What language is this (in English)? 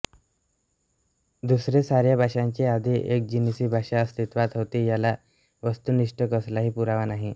Marathi